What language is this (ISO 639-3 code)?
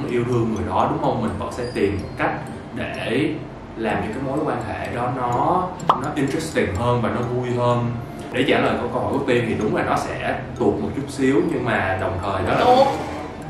vie